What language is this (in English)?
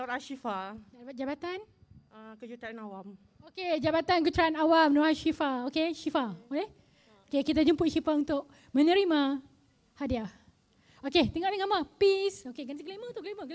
Malay